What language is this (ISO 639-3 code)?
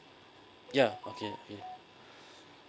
eng